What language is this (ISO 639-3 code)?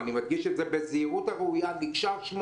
heb